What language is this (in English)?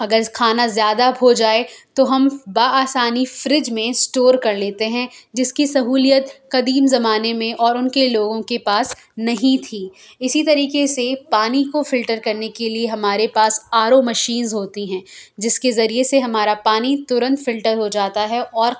Urdu